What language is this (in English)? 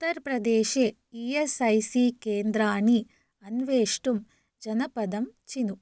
Sanskrit